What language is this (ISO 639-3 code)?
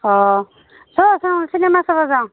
asm